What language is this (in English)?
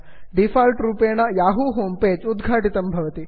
Sanskrit